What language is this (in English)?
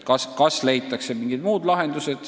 Estonian